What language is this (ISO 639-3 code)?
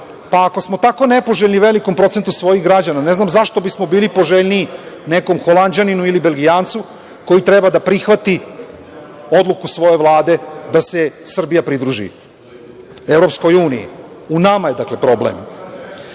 srp